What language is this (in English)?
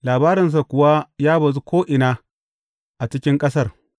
Hausa